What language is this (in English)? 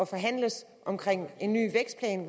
Danish